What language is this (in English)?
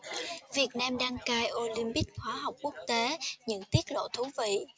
Vietnamese